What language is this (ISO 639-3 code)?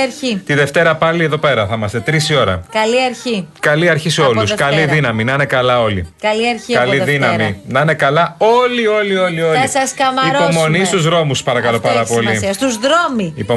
ell